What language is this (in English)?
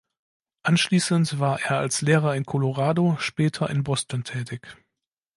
German